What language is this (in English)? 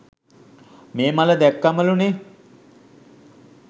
Sinhala